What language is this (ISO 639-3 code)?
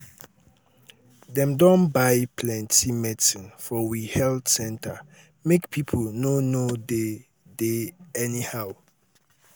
pcm